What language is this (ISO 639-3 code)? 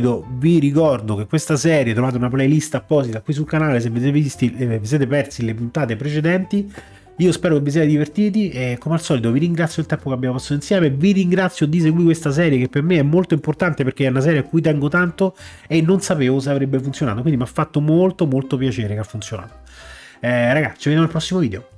ita